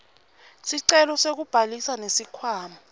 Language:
Swati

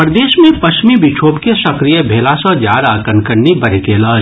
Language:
Maithili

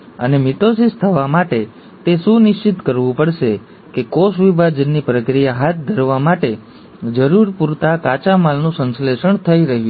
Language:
Gujarati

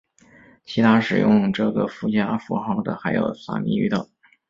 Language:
Chinese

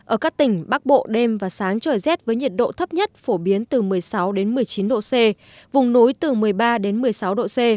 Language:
Vietnamese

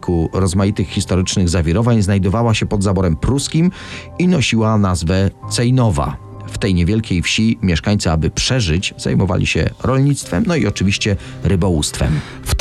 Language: Polish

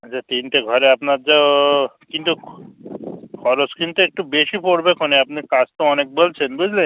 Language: Bangla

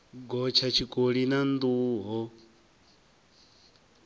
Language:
Venda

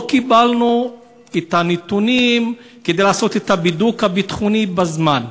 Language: Hebrew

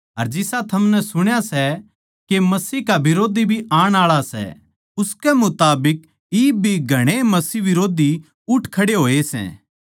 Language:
Haryanvi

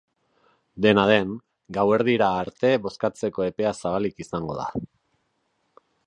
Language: Basque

